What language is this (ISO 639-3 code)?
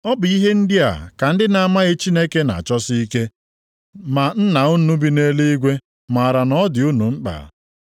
ibo